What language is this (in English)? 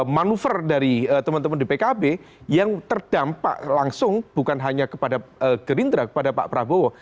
Indonesian